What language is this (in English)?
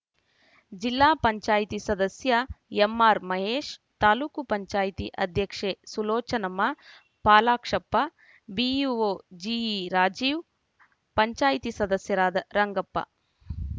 Kannada